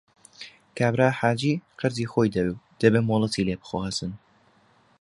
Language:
Central Kurdish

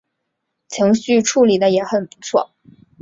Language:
Chinese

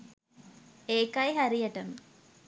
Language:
Sinhala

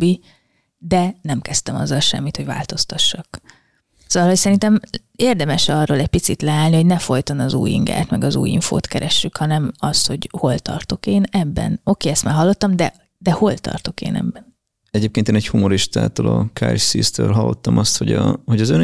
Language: Hungarian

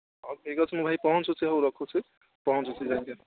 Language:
Odia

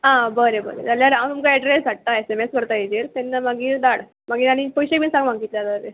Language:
Konkani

